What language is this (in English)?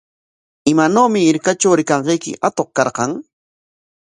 Corongo Ancash Quechua